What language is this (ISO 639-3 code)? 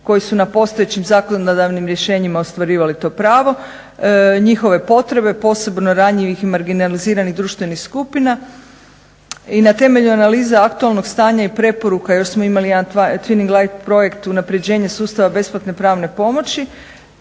hrv